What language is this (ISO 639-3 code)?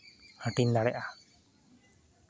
sat